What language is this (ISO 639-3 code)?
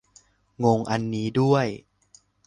tha